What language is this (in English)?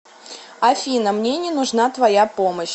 Russian